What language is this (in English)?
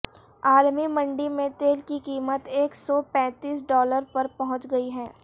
Urdu